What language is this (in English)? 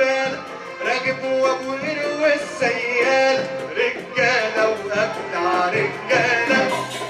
Arabic